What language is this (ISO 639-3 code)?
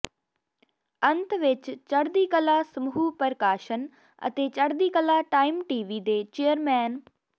pan